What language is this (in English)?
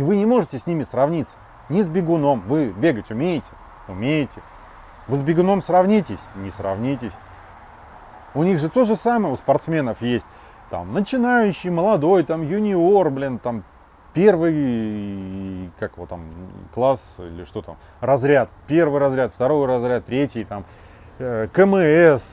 Russian